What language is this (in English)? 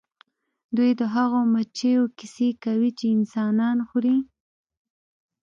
Pashto